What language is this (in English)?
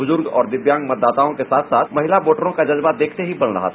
Hindi